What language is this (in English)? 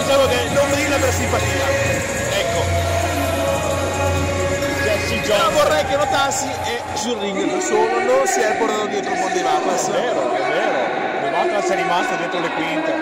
Italian